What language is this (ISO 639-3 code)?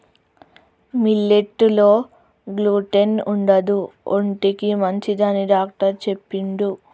tel